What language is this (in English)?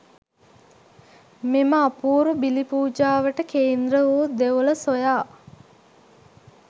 Sinhala